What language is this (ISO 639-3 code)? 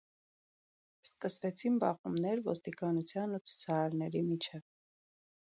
hye